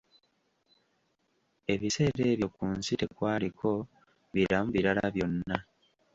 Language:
Ganda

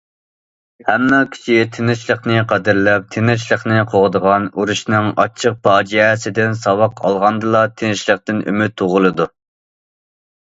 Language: Uyghur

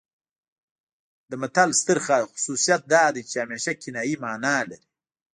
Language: Pashto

